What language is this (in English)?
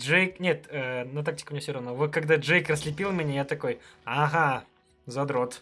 Russian